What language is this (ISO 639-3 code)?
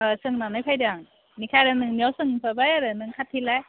brx